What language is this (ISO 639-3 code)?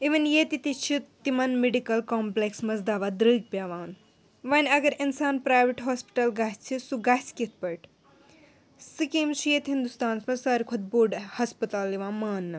kas